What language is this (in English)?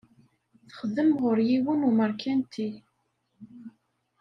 Kabyle